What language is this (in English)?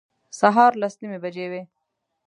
Pashto